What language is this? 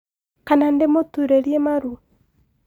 Kikuyu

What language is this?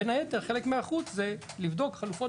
Hebrew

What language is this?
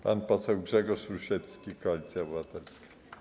Polish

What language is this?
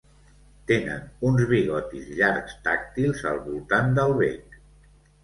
Catalan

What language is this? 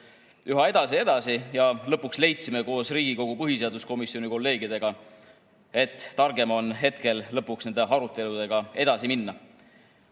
Estonian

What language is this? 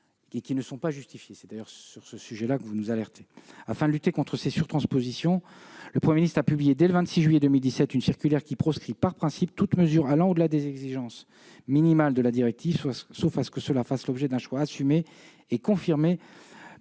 French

